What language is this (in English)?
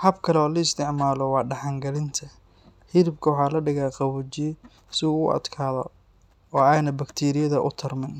Somali